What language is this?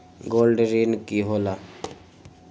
Magahi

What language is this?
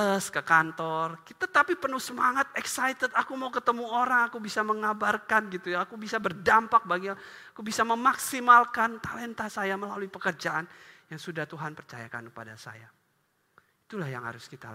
Indonesian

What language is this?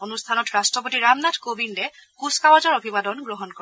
Assamese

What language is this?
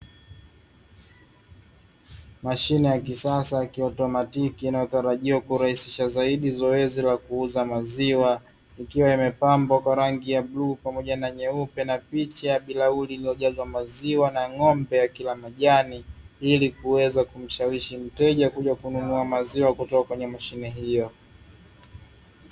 Swahili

